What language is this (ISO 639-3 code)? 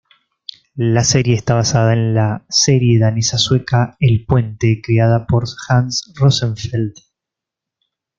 spa